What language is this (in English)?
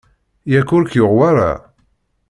Kabyle